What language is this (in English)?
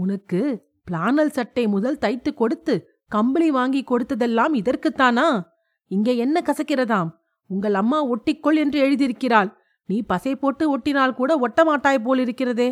Tamil